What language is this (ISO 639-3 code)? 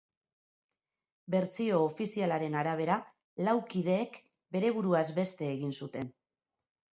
eus